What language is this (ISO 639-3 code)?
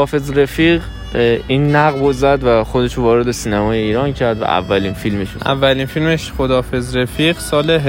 fas